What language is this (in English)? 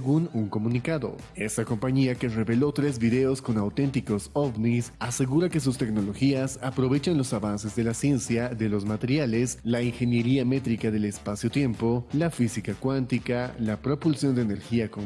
Spanish